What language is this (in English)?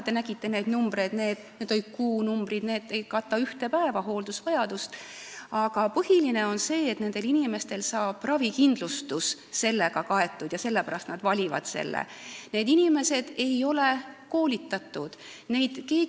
Estonian